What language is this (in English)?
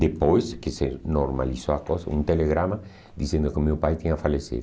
Portuguese